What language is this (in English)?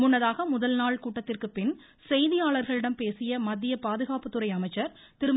Tamil